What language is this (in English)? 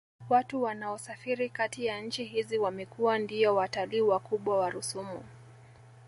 Swahili